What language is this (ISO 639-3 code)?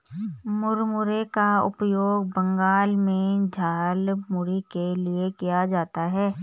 hin